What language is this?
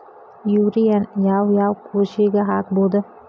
Kannada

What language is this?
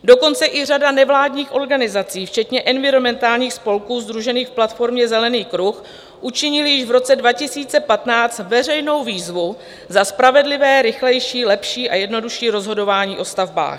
Czech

